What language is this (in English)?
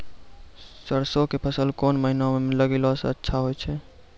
Maithili